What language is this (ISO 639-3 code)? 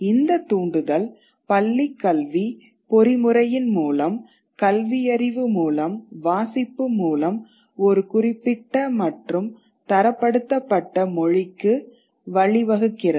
tam